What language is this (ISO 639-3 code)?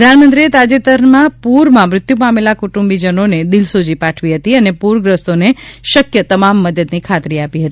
guj